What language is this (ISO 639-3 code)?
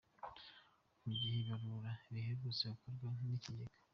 kin